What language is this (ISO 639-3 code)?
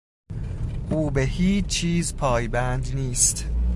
fas